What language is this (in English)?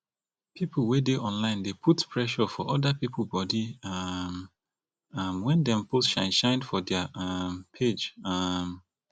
Nigerian Pidgin